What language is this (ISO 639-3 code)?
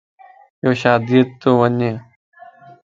lss